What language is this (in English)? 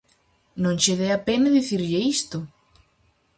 Galician